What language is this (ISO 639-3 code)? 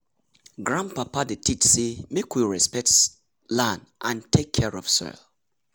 pcm